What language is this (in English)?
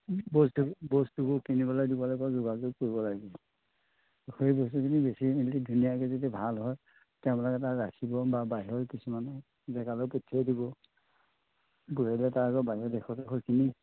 Assamese